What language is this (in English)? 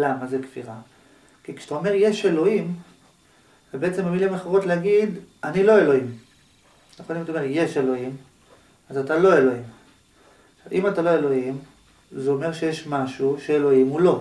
Hebrew